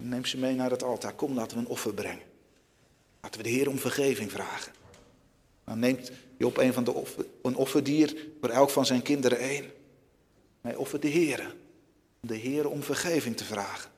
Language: Dutch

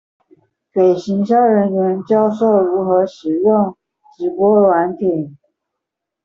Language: Chinese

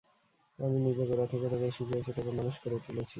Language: Bangla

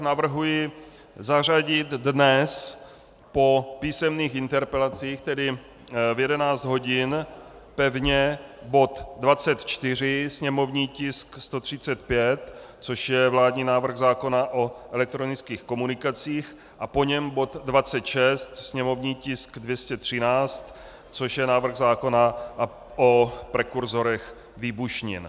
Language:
Czech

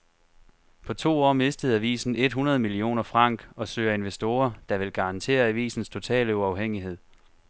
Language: Danish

